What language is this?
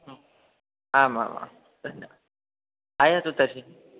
Sanskrit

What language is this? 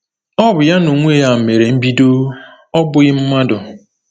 Igbo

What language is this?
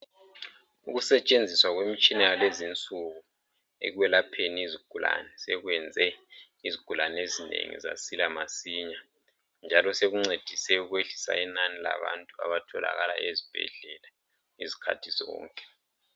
North Ndebele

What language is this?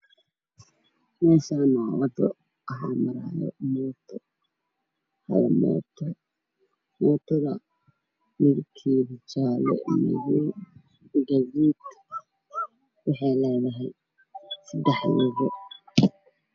Somali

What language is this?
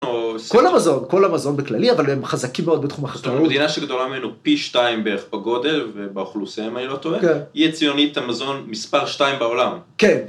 Hebrew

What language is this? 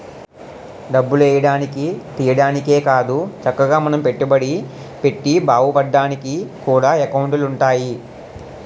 Telugu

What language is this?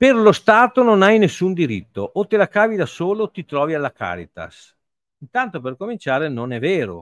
Italian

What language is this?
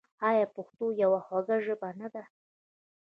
Pashto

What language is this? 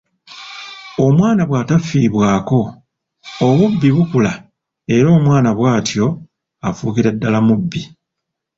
Ganda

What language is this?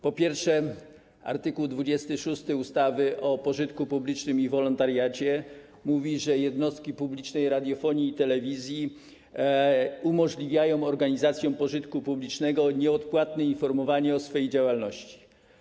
Polish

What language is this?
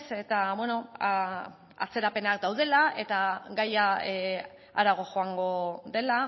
Basque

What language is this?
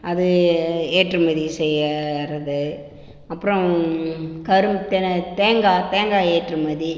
Tamil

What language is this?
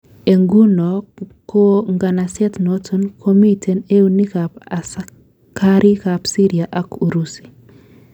Kalenjin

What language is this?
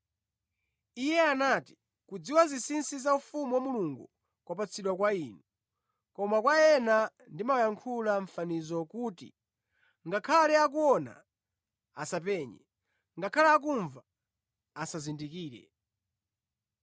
Nyanja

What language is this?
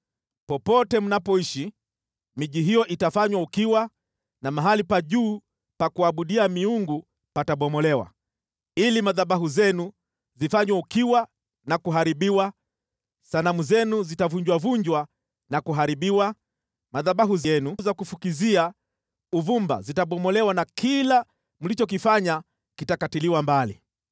Swahili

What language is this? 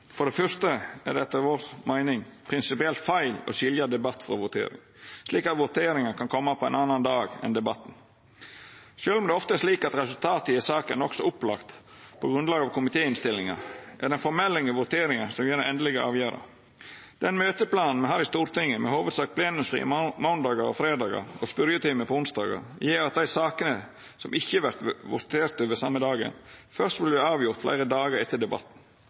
Norwegian Nynorsk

